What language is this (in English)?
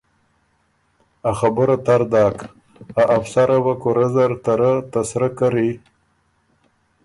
Ormuri